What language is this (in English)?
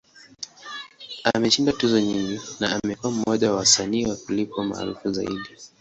Swahili